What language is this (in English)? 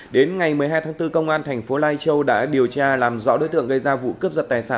Vietnamese